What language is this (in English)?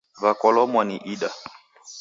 Taita